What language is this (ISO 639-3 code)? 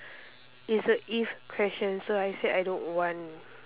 eng